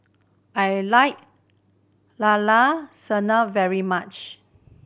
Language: English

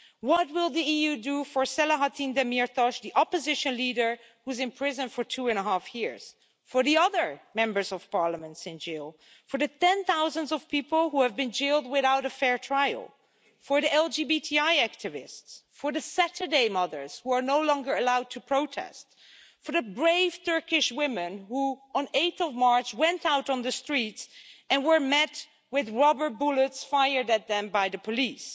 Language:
English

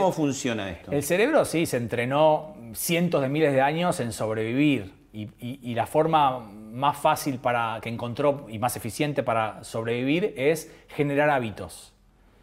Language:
Spanish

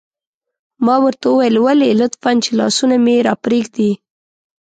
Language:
Pashto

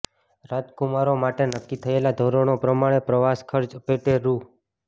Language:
Gujarati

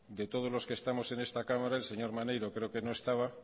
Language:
Spanish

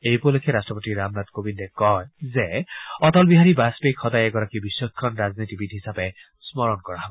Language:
Assamese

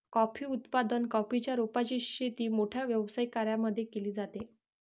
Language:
Marathi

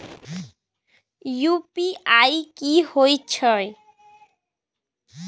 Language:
Maithili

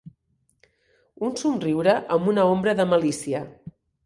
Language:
Catalan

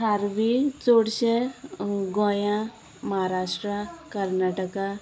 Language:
Konkani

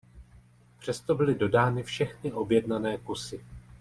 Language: Czech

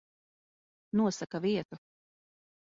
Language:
Latvian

